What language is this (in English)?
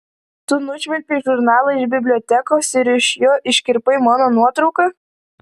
Lithuanian